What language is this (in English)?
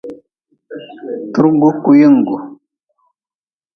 Nawdm